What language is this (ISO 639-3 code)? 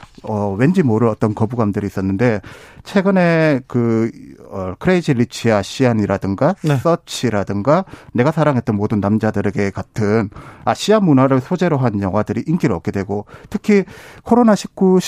kor